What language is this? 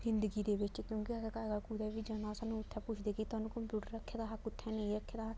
Dogri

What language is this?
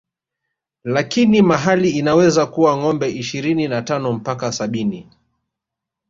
Swahili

